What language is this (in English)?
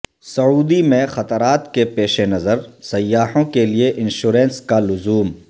Urdu